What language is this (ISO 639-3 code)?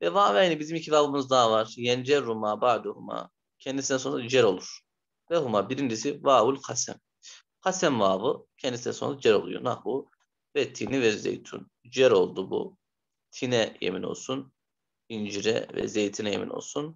tur